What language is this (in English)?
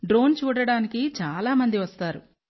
Telugu